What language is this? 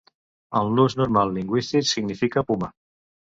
Catalan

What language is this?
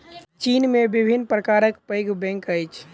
Maithili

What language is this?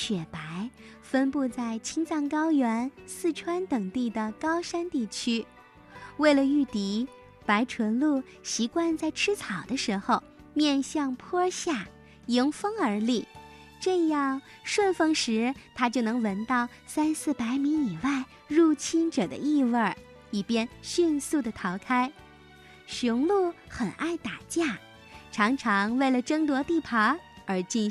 Chinese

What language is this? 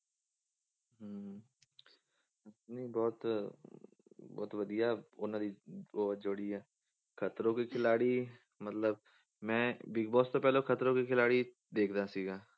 Punjabi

